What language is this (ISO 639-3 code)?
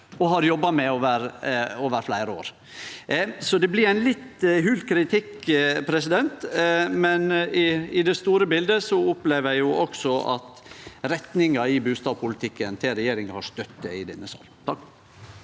nor